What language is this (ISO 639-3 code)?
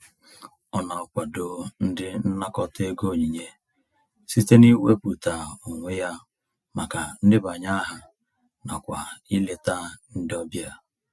ibo